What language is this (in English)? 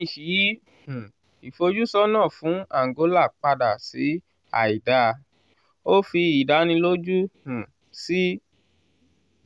Yoruba